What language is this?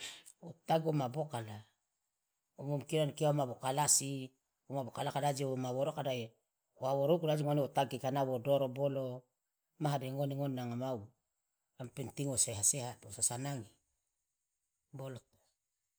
Loloda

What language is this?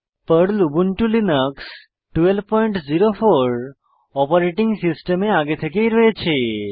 Bangla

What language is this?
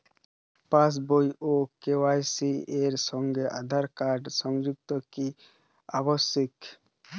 Bangla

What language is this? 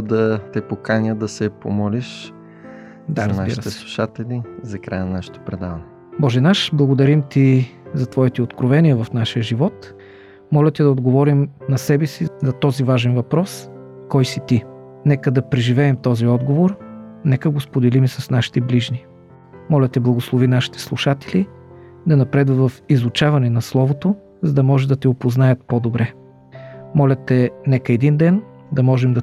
Bulgarian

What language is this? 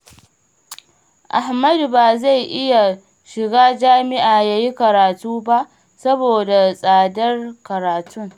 Hausa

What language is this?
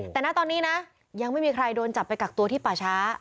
Thai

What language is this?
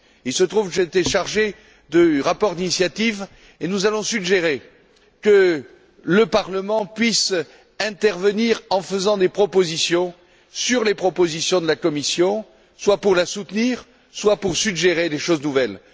French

